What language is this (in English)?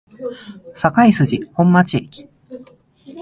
Japanese